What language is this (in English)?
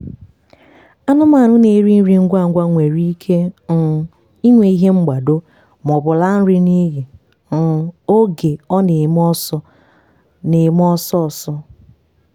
Igbo